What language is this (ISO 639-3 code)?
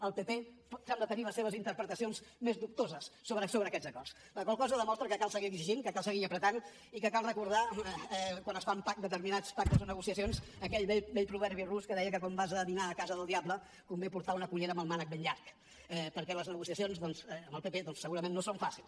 cat